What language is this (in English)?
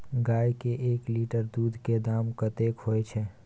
Maithili